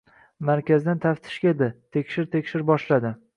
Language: Uzbek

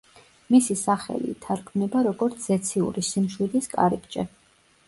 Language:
Georgian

